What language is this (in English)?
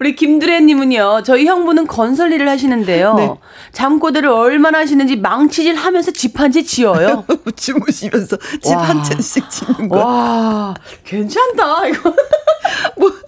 Korean